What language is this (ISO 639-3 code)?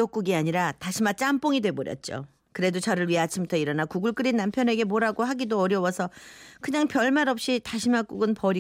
kor